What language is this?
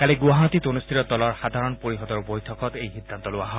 Assamese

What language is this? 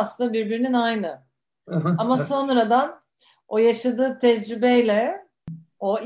Turkish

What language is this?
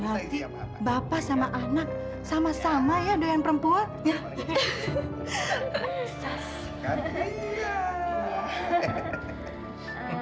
Indonesian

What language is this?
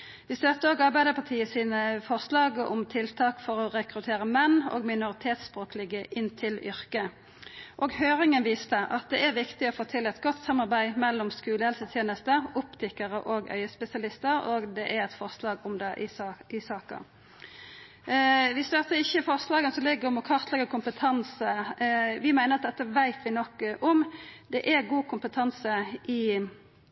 Norwegian Nynorsk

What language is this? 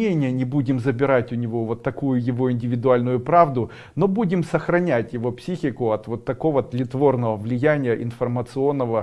Russian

